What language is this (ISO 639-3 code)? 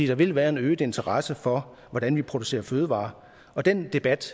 dan